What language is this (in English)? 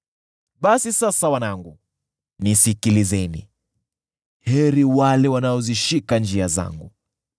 Swahili